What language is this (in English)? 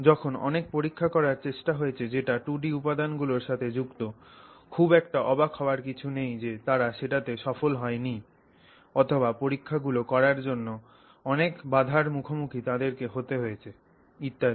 Bangla